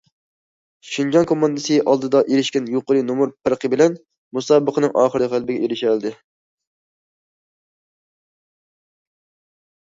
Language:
Uyghur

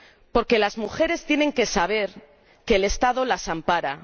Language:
Spanish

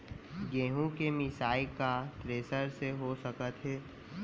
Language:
Chhattisgarhi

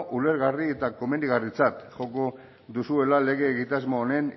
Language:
Basque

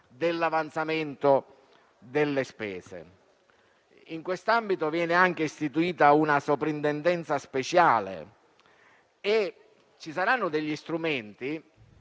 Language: Italian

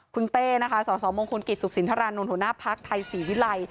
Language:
Thai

